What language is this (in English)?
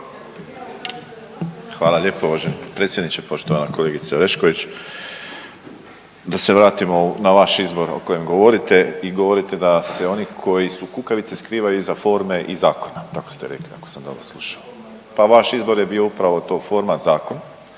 Croatian